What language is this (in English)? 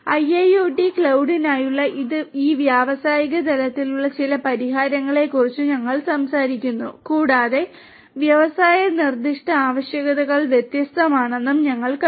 Malayalam